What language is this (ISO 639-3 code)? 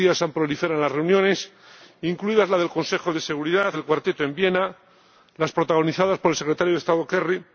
spa